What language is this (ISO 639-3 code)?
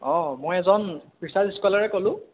asm